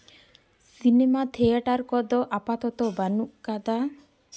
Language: Santali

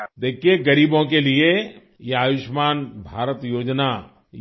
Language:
Urdu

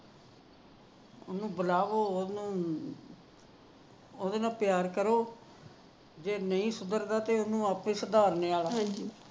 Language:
Punjabi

